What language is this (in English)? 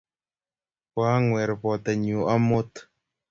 Kalenjin